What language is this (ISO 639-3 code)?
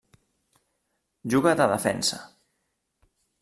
cat